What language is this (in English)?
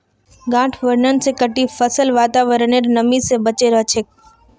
Magahi